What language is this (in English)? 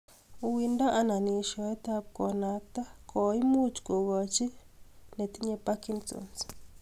Kalenjin